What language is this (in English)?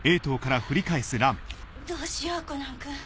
Japanese